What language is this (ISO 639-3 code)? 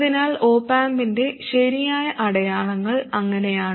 mal